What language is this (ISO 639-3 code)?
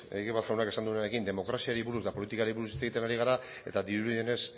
eus